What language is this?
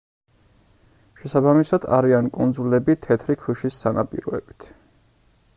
Georgian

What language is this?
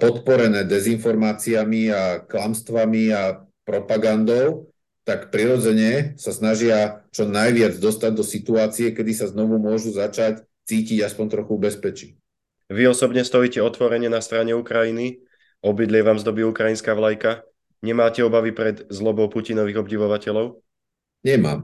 Slovak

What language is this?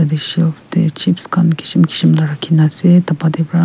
Naga Pidgin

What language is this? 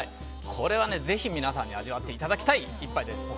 Japanese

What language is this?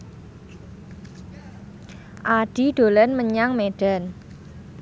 Javanese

